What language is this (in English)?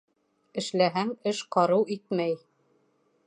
Bashkir